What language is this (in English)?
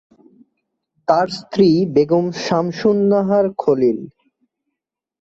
Bangla